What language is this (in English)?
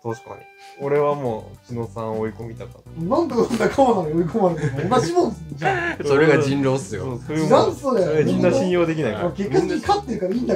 Japanese